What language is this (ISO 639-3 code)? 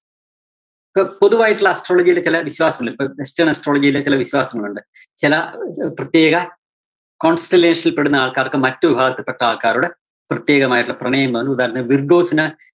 mal